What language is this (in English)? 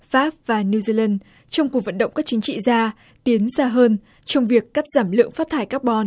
Vietnamese